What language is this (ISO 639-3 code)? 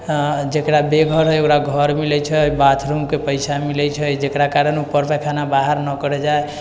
mai